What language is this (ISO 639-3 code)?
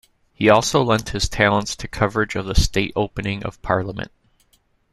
eng